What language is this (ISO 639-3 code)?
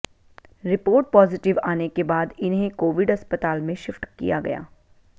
hin